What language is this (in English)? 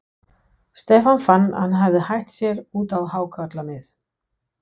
Icelandic